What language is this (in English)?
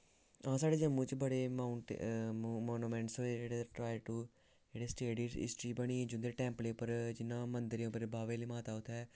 Dogri